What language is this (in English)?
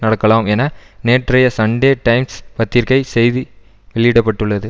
Tamil